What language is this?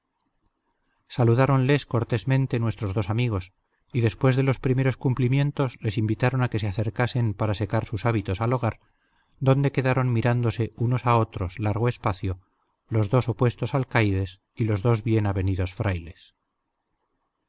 Spanish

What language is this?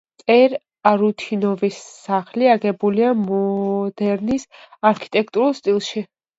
Georgian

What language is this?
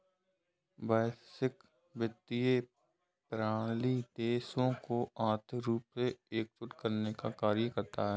Hindi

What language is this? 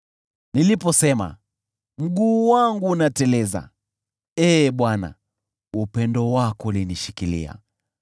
Swahili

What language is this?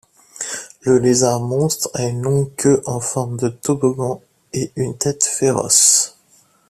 French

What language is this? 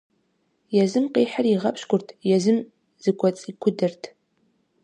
Kabardian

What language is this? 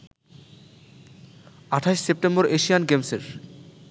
Bangla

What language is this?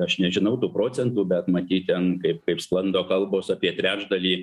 Lithuanian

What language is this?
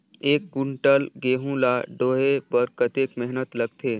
Chhattisgarhi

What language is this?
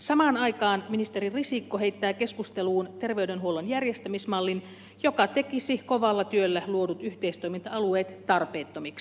Finnish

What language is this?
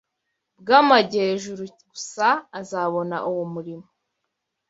Kinyarwanda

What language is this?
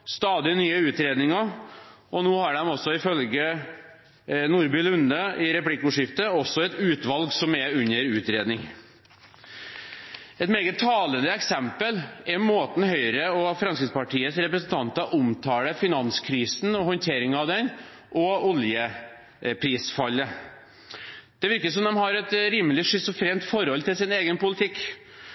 Norwegian Bokmål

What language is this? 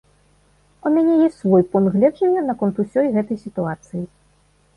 Belarusian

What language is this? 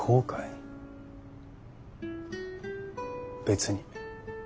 Japanese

